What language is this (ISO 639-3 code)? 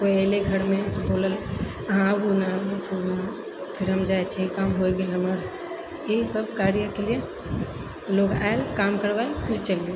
mai